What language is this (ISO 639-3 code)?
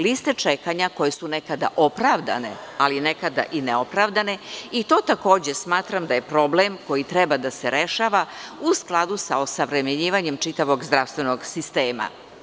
srp